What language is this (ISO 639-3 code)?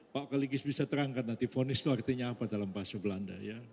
ind